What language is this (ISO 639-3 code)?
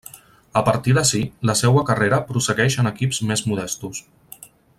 cat